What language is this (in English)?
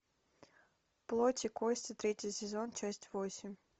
Russian